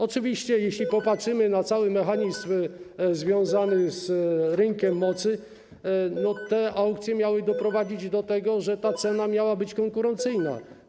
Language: Polish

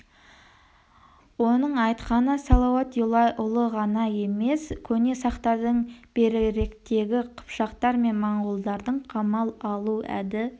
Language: Kazakh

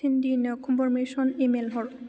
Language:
Bodo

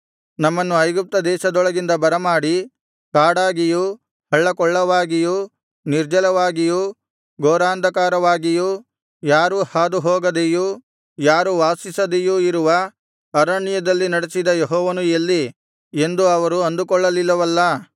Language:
Kannada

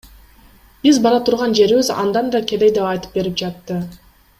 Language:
Kyrgyz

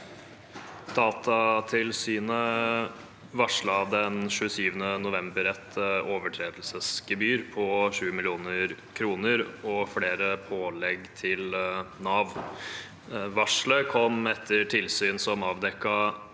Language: Norwegian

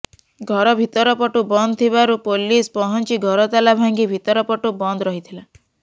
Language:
Odia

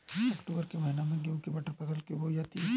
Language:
Hindi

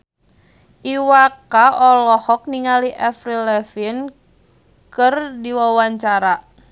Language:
Sundanese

